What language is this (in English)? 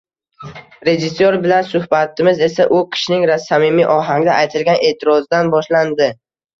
Uzbek